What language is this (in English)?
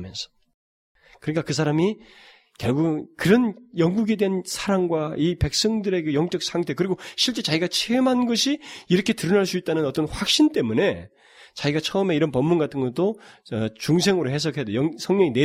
Korean